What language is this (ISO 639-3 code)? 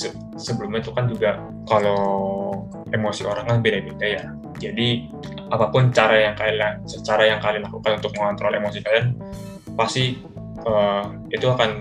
ind